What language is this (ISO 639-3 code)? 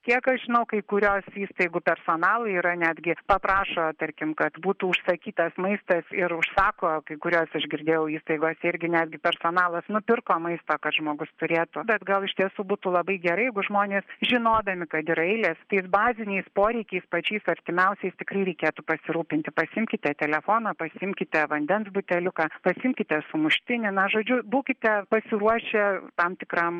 lit